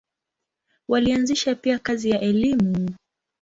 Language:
Swahili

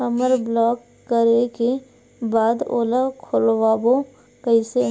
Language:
Chhattisgarhi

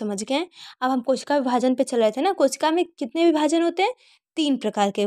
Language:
Hindi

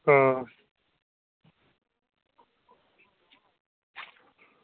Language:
Dogri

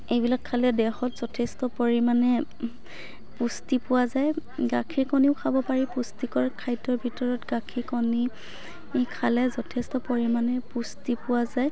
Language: Assamese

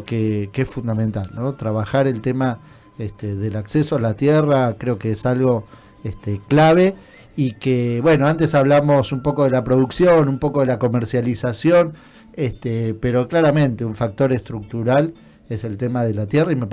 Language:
Spanish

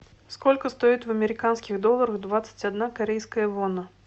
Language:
Russian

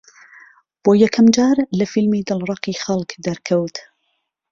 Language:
Central Kurdish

